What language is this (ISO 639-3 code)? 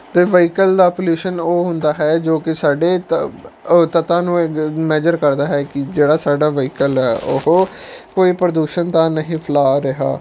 pan